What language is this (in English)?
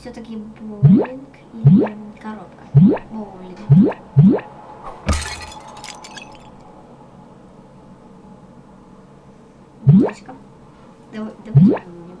Russian